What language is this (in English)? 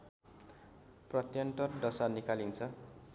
Nepali